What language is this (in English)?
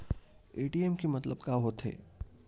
Chhattisgarhi